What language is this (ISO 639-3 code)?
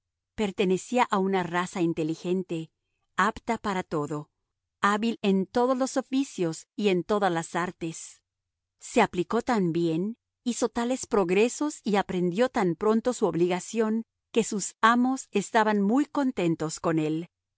spa